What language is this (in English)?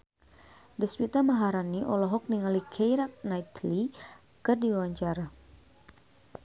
Sundanese